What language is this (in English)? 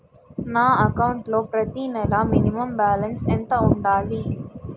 Telugu